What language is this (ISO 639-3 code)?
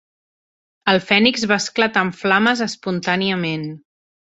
cat